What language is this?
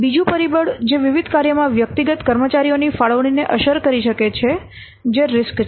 Gujarati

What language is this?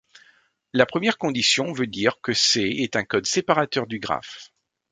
French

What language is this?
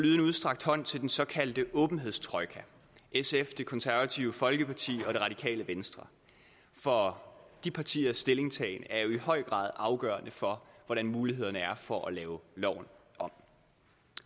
Danish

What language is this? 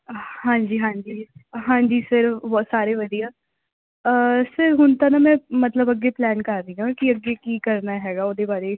Punjabi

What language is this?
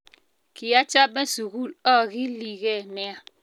Kalenjin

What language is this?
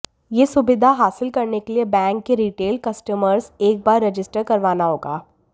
Hindi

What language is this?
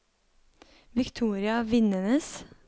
Norwegian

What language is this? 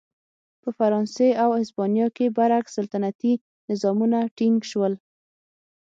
Pashto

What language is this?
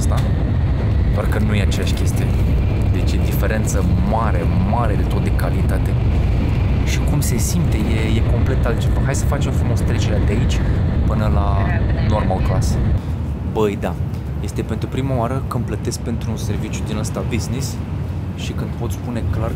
Romanian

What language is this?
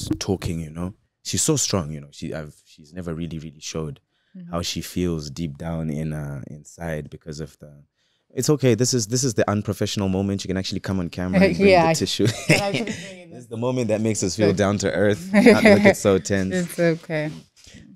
English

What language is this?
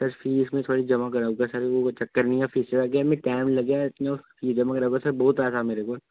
Dogri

